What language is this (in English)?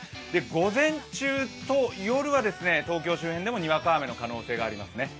Japanese